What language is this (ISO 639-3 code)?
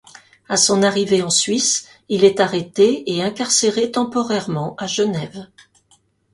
fra